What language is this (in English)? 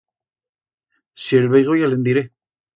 Aragonese